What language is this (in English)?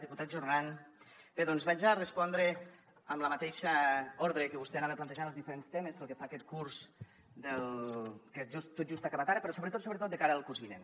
Catalan